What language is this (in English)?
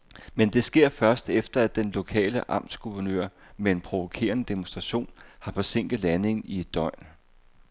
Danish